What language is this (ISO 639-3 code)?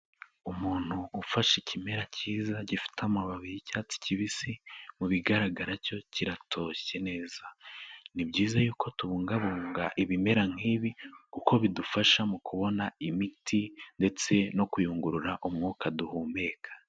kin